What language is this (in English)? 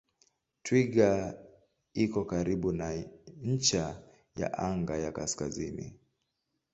Swahili